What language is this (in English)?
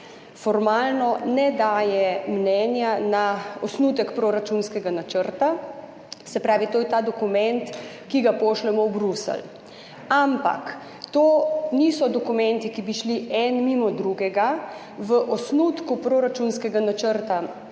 Slovenian